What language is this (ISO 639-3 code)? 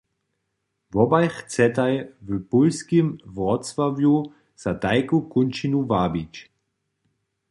hsb